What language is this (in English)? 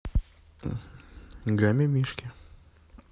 Russian